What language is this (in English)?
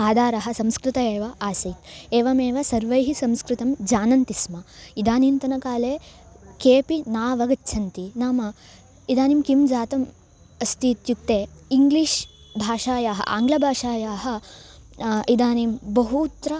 Sanskrit